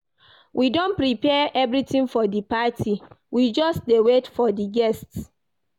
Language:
Nigerian Pidgin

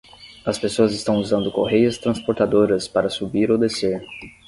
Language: Portuguese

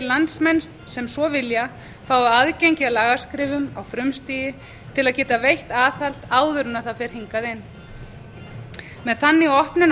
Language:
Icelandic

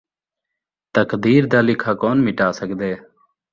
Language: Saraiki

